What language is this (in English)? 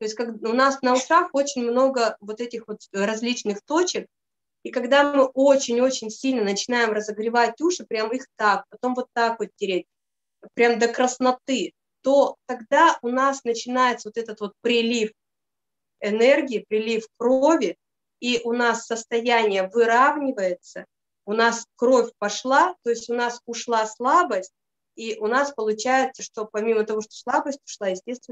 Russian